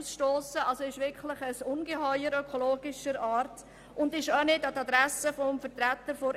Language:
Swiss German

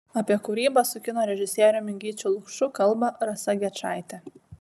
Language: Lithuanian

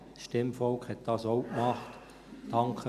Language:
Swiss German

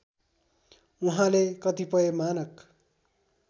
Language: Nepali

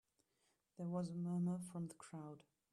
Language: English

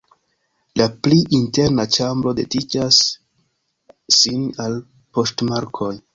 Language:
Esperanto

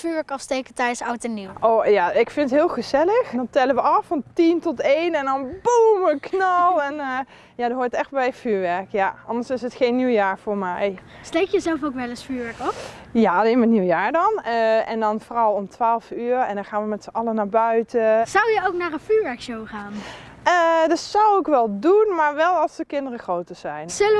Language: Dutch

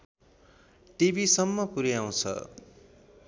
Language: Nepali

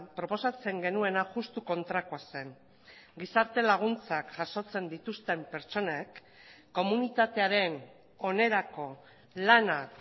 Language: Basque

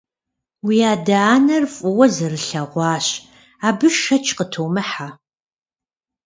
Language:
Kabardian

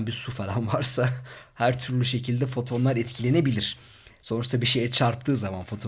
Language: Turkish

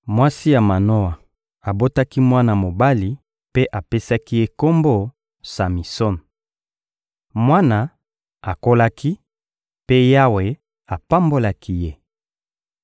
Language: Lingala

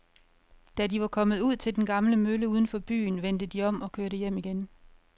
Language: Danish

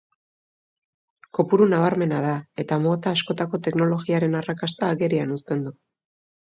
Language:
Basque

